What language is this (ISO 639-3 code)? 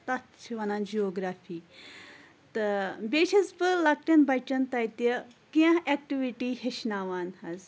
kas